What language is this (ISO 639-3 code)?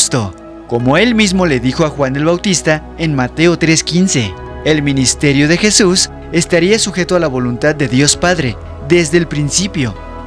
spa